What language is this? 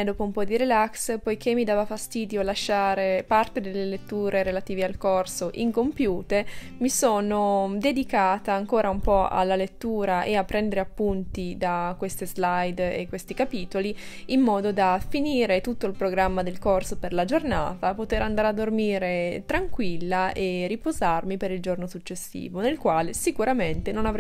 Italian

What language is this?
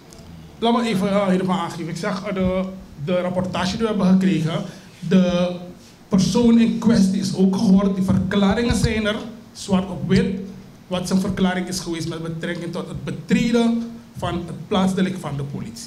Dutch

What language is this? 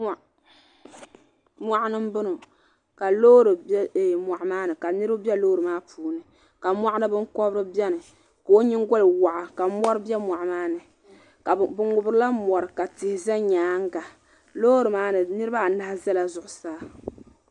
Dagbani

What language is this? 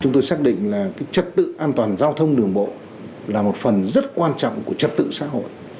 Vietnamese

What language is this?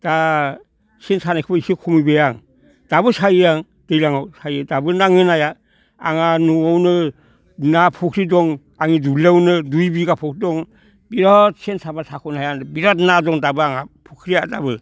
Bodo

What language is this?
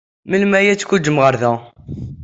Kabyle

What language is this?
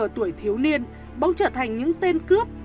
Vietnamese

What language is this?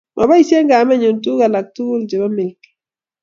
Kalenjin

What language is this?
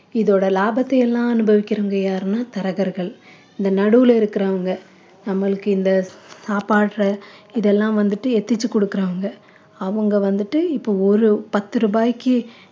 Tamil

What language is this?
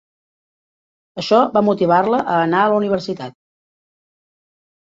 Catalan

